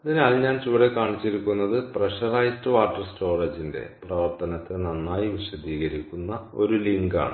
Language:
Malayalam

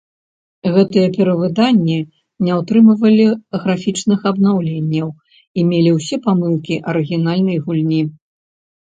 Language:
Belarusian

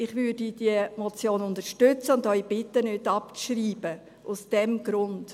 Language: Swiss German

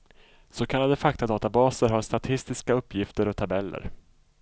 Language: Swedish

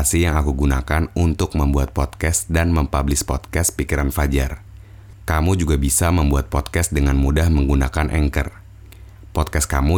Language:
Indonesian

